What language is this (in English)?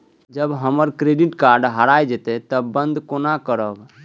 Maithili